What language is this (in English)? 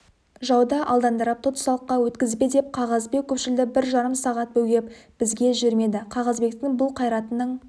Kazakh